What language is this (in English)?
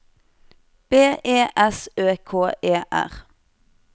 Norwegian